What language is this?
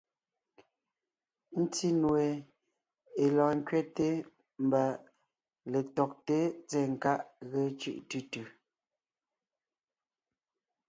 Ngiemboon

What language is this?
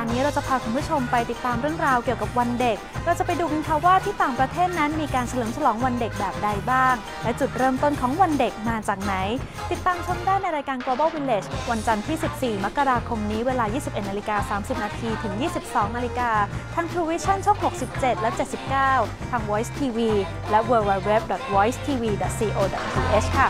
Thai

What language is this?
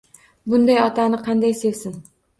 Uzbek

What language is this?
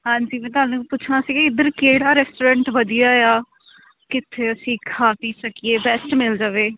Punjabi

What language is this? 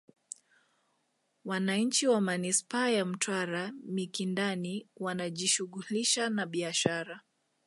Swahili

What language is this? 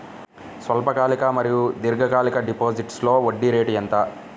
Telugu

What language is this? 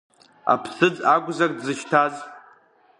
Abkhazian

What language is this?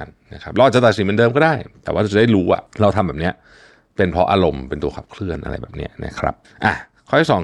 Thai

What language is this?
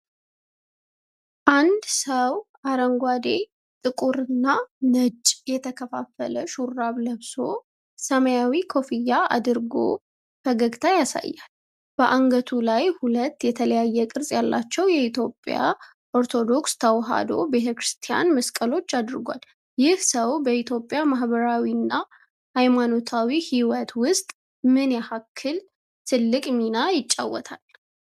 Amharic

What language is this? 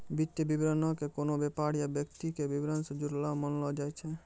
Maithili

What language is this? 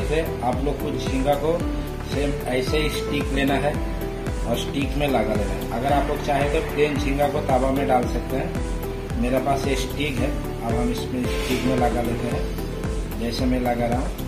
Hindi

